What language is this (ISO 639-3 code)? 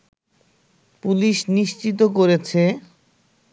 ben